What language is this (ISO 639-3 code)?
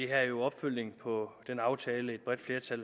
dan